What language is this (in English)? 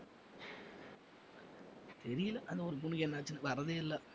Tamil